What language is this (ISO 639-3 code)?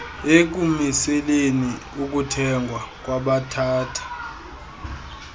xho